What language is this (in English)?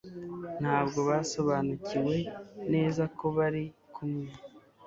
Kinyarwanda